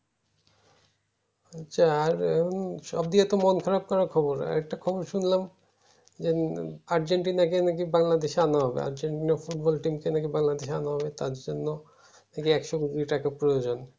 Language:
Bangla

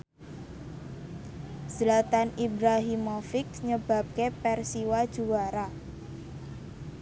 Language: Javanese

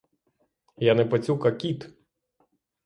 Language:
Ukrainian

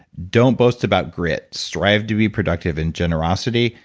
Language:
English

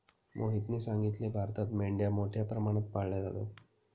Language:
Marathi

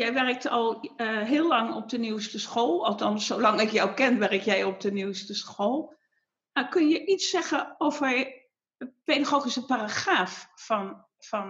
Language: Dutch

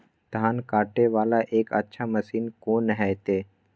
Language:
Maithili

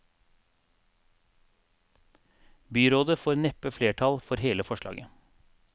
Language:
Norwegian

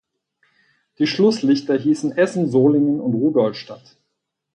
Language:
German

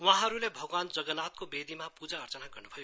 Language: Nepali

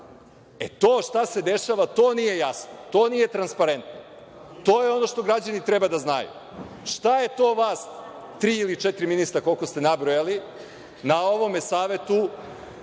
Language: Serbian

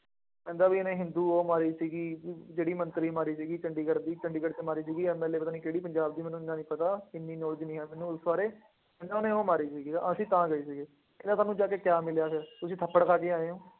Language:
Punjabi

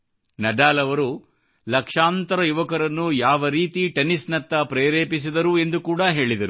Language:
Kannada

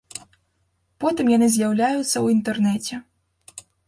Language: Belarusian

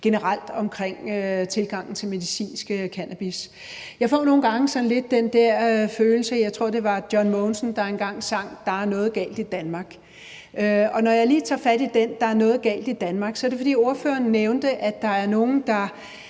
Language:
Danish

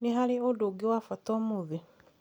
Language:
Kikuyu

